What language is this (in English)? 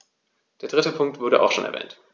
German